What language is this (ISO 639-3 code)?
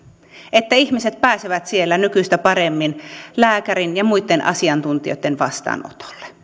fin